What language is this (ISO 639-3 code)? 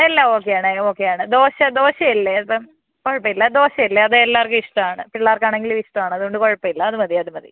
mal